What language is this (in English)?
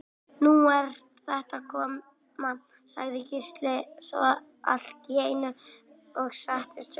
Icelandic